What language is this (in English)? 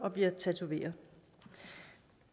Danish